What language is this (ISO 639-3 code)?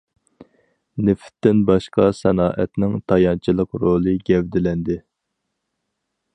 uig